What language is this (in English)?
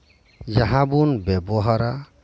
Santali